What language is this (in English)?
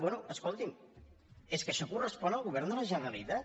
Catalan